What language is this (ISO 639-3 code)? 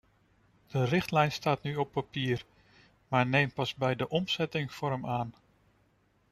nld